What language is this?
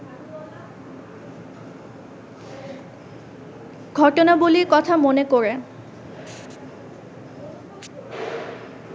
Bangla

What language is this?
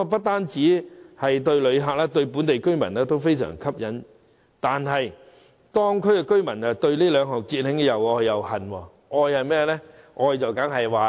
Cantonese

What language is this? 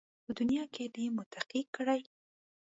Pashto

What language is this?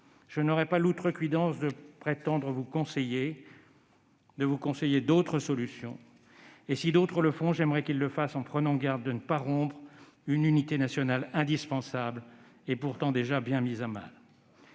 French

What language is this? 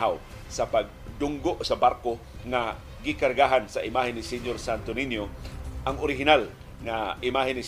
Filipino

